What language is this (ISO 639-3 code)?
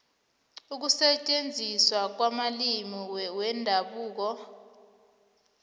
nbl